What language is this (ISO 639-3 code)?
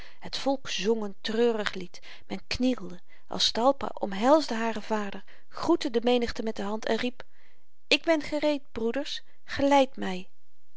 nld